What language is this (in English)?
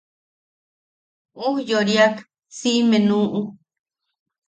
Yaqui